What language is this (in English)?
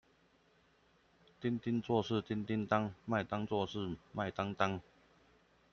Chinese